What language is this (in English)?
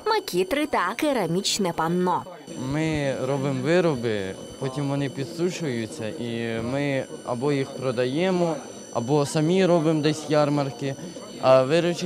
Ukrainian